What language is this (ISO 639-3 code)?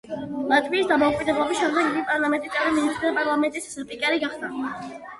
kat